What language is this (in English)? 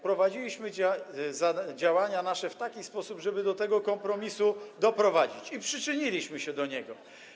Polish